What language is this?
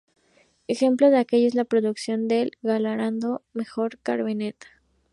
Spanish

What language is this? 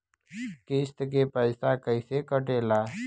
Bhojpuri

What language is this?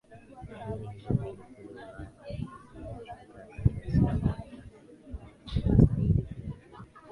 Swahili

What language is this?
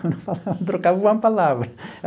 Portuguese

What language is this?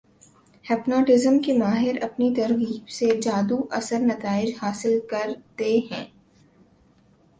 Urdu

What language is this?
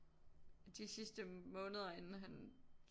Danish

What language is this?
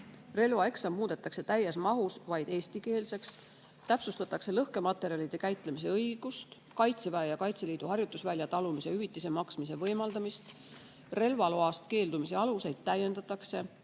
Estonian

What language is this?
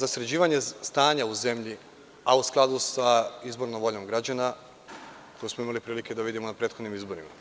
Serbian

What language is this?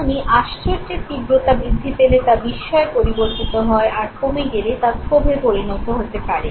Bangla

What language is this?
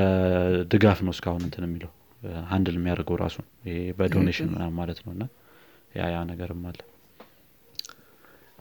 Amharic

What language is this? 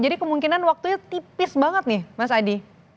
Indonesian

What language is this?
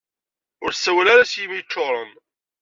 Kabyle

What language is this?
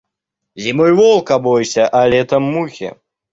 Russian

